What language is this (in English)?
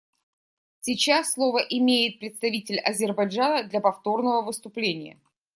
Russian